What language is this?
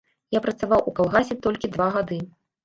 Belarusian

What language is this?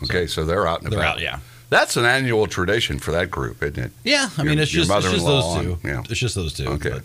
English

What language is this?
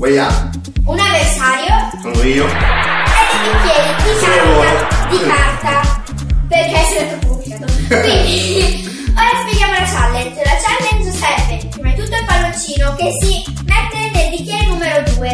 Italian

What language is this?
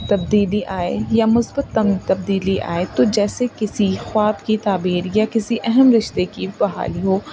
Urdu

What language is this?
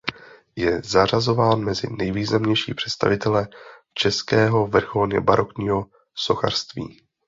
Czech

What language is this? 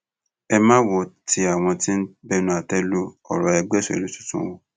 Yoruba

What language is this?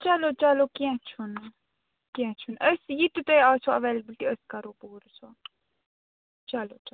Kashmiri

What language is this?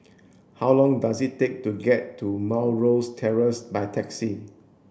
English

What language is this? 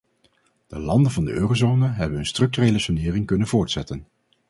Dutch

